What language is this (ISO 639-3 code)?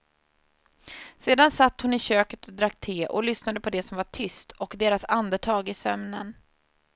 swe